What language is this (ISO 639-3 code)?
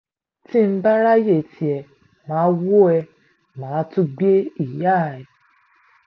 yor